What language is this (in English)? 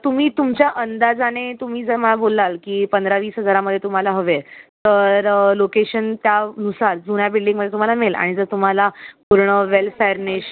Marathi